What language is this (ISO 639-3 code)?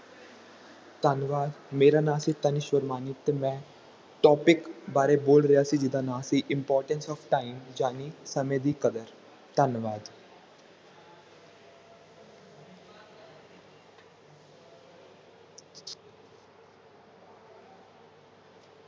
pan